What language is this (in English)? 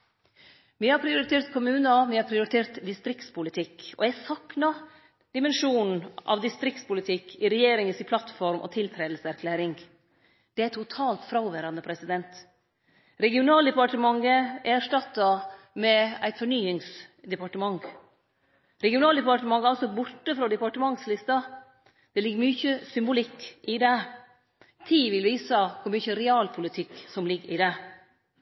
Norwegian Nynorsk